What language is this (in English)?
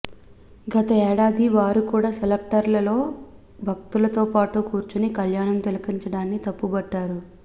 Telugu